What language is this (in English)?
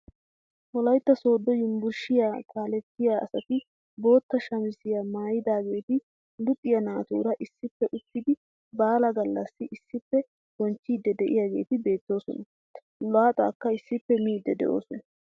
Wolaytta